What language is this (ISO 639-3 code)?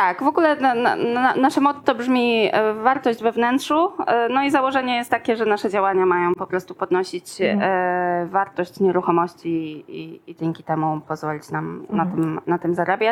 pol